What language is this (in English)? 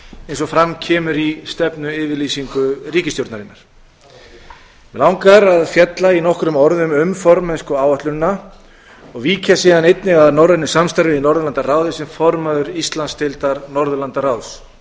Icelandic